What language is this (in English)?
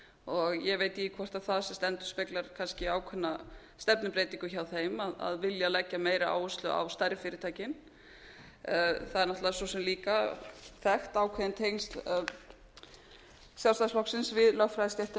Icelandic